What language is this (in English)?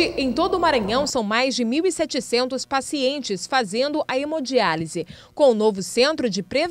Portuguese